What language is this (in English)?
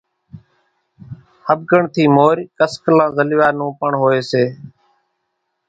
Kachi Koli